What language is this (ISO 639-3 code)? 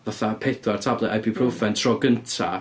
cym